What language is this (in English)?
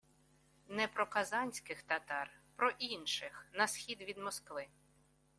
Ukrainian